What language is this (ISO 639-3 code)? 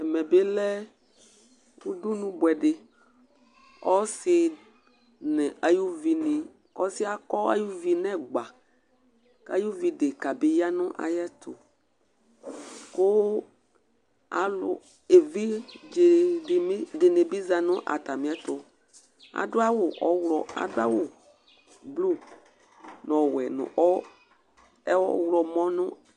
kpo